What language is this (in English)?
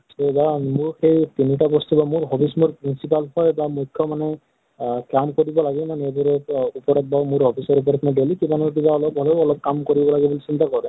Assamese